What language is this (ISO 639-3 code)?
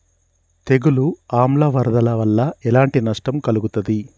tel